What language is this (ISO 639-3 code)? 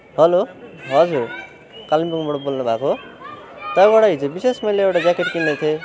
nep